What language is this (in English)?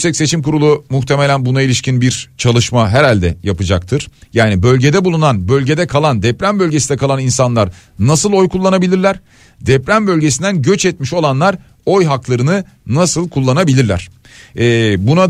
Turkish